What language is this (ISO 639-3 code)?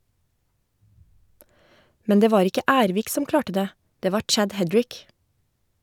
nor